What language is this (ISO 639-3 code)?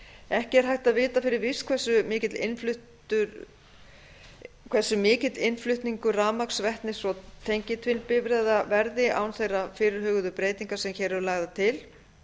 isl